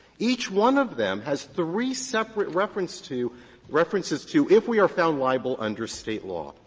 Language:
English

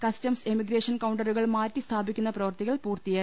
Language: Malayalam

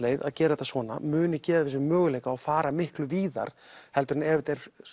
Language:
Icelandic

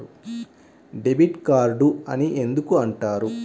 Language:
Telugu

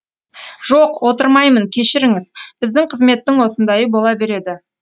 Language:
Kazakh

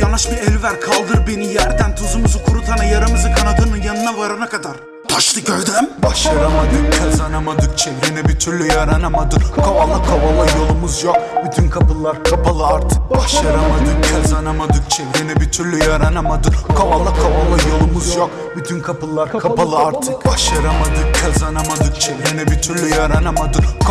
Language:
Turkish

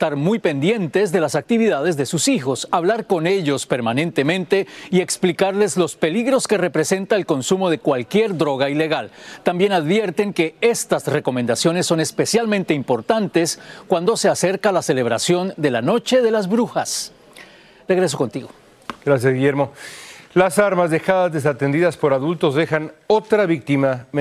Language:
Spanish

